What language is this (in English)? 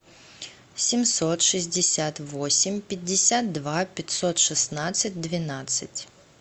Russian